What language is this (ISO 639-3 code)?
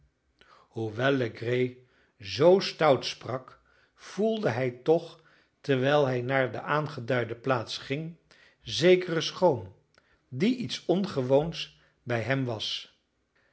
nld